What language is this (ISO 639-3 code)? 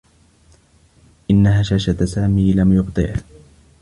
ara